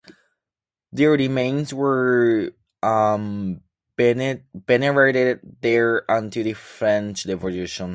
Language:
English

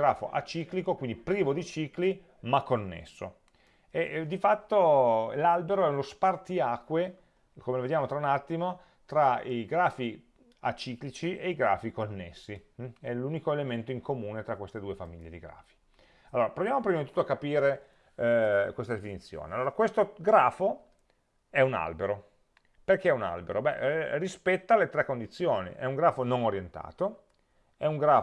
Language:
Italian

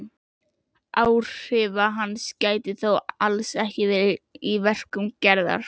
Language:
Icelandic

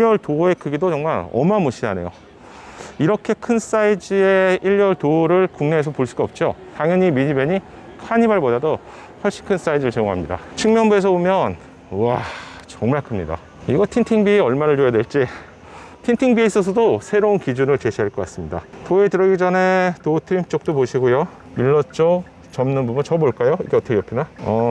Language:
Korean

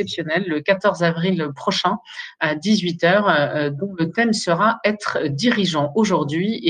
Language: French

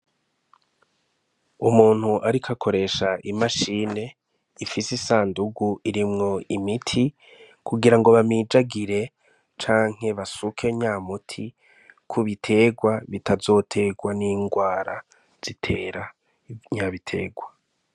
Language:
Rundi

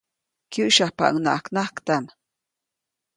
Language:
Copainalá Zoque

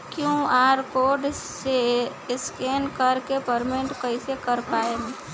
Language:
Bhojpuri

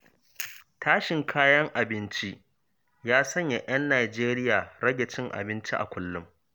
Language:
Hausa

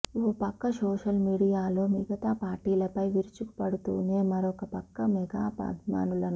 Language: Telugu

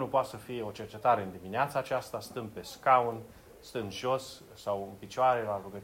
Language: Romanian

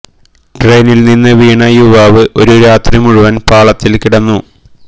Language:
Malayalam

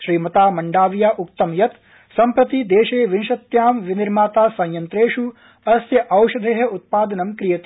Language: Sanskrit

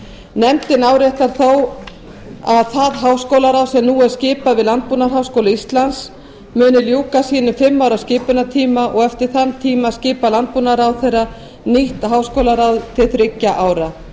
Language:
Icelandic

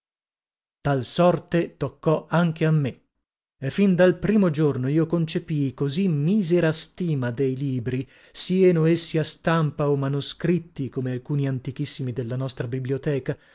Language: Italian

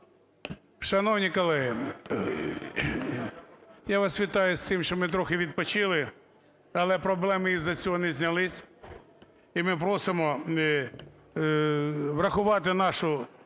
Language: Ukrainian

